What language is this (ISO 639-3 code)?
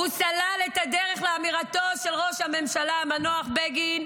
heb